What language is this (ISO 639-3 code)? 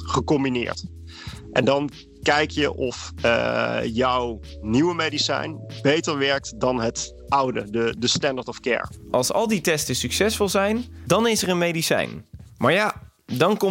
nld